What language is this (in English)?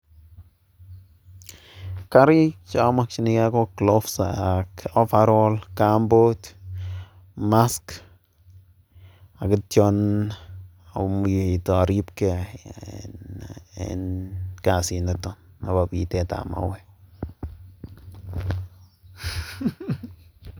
Kalenjin